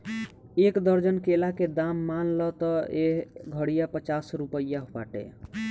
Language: Bhojpuri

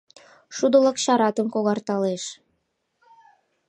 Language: Mari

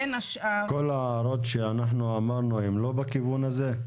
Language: Hebrew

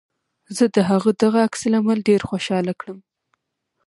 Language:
Pashto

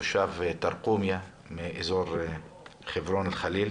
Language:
Hebrew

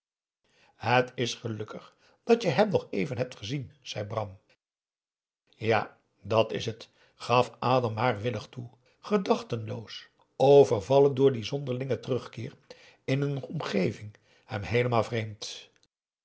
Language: Dutch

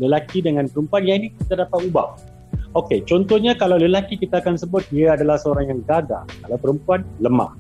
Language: Malay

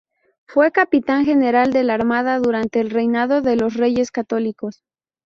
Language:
Spanish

